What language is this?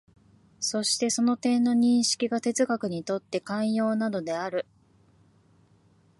Japanese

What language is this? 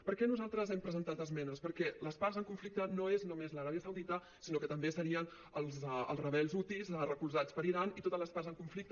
Catalan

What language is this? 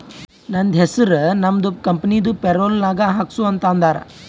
Kannada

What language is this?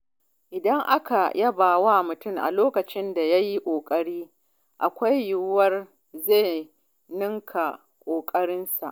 Hausa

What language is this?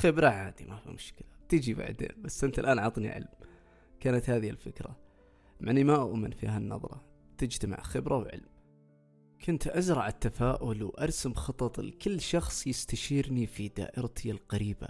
Arabic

